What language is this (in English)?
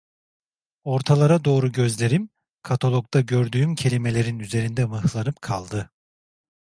Turkish